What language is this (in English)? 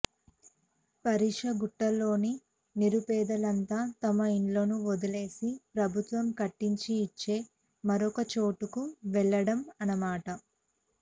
Telugu